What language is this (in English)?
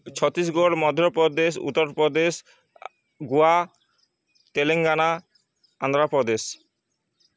Odia